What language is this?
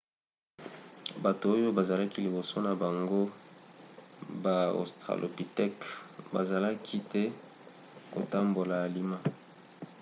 Lingala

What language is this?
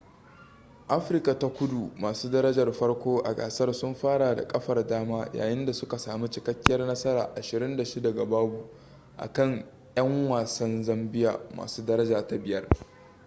Hausa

